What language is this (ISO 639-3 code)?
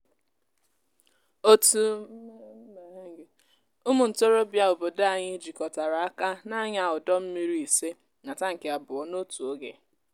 ibo